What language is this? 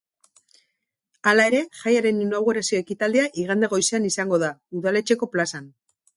Basque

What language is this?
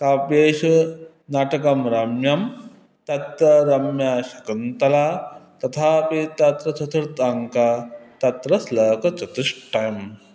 Sanskrit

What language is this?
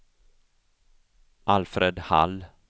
Swedish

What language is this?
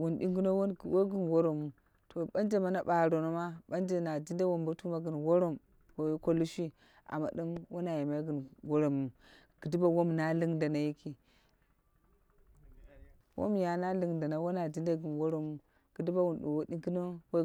Dera (Nigeria)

